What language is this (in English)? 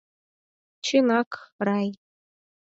Mari